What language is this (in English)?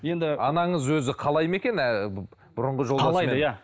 Kazakh